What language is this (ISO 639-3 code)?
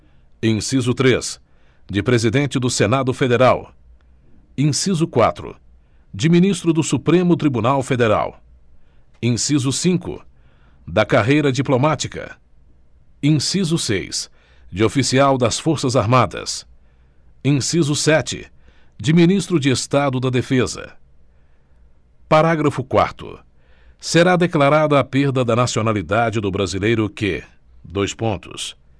por